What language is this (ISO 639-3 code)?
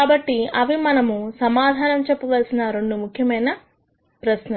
tel